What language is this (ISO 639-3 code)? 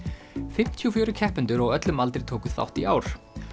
isl